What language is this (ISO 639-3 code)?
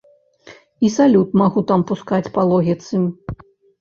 bel